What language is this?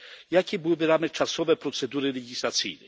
Polish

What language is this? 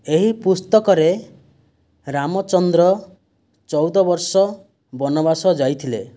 Odia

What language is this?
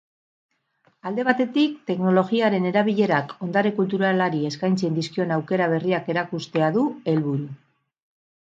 Basque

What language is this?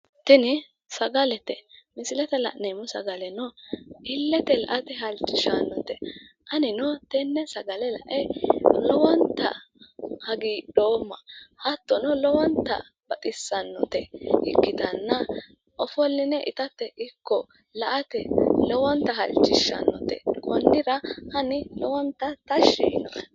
Sidamo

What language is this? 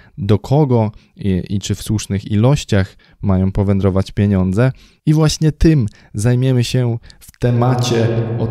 Polish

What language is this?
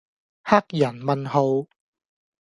Cantonese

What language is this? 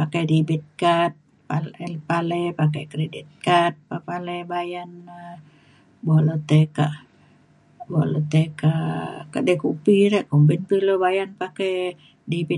Mainstream Kenyah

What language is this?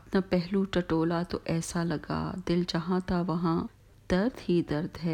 Urdu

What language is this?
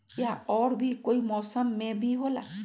Magahi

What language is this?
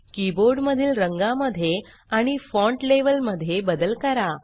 Marathi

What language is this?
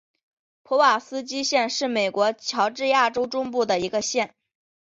Chinese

